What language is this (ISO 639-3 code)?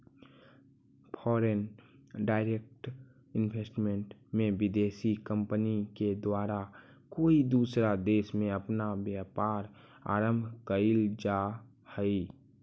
mag